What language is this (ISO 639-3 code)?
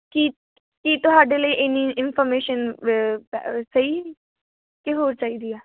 pan